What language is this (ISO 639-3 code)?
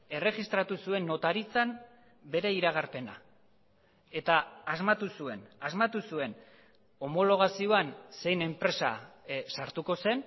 eus